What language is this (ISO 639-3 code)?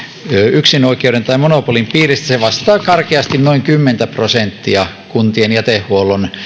fin